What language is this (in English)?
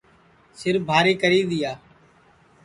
Sansi